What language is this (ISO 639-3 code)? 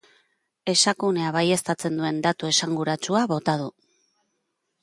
eus